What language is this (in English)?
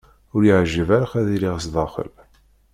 Kabyle